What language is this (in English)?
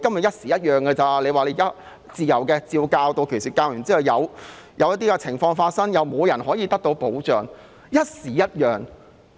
Cantonese